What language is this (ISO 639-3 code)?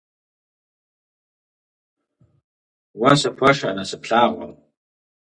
kbd